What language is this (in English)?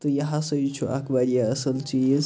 Kashmiri